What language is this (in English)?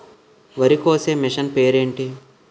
Telugu